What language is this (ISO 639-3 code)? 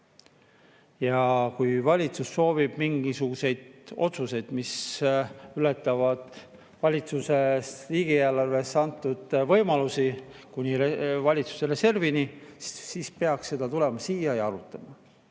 est